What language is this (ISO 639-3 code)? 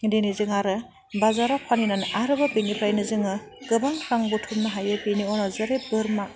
brx